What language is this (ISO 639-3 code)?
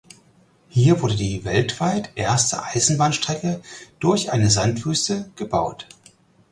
deu